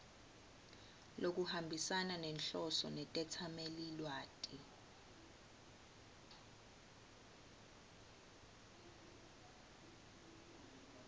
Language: Swati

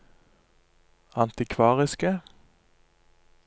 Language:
Norwegian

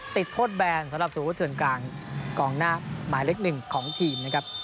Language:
Thai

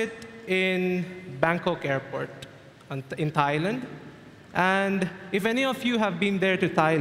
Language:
English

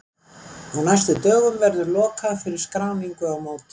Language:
Icelandic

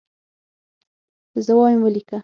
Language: Pashto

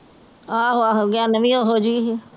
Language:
Punjabi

